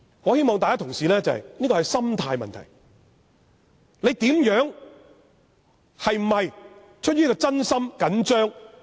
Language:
Cantonese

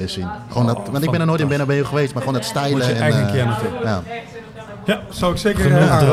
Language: Dutch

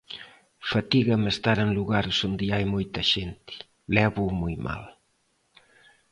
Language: Galician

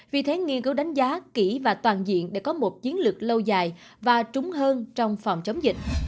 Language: Vietnamese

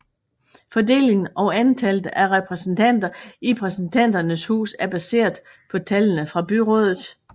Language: Danish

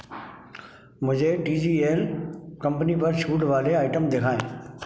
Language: Hindi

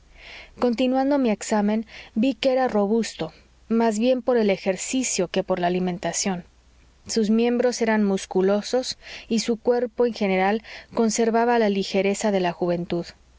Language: Spanish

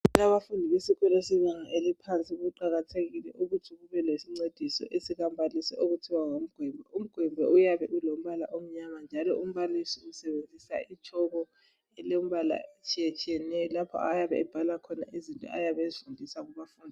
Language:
North Ndebele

